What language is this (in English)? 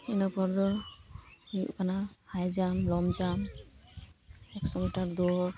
Santali